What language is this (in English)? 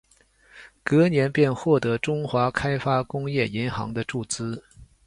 Chinese